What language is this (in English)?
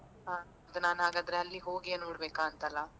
Kannada